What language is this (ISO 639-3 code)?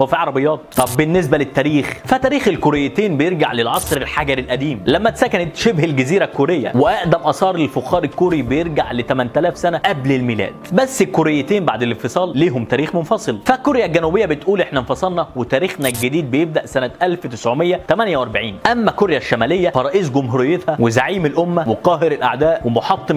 ara